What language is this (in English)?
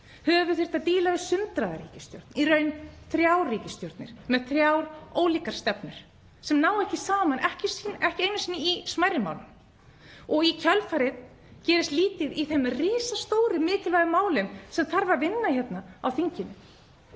Icelandic